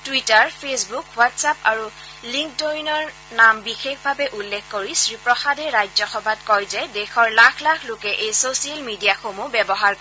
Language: Assamese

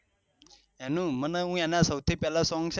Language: Gujarati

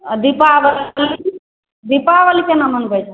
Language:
Maithili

